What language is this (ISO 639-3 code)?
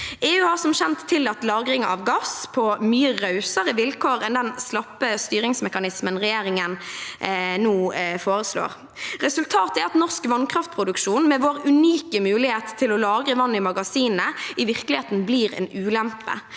nor